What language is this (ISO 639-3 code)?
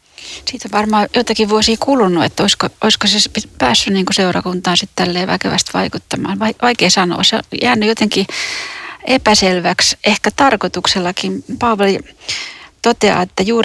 fin